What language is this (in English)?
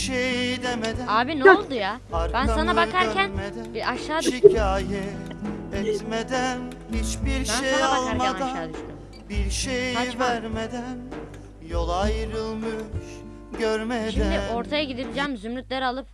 Turkish